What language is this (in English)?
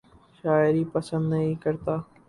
Urdu